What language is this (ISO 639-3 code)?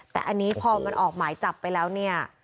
tha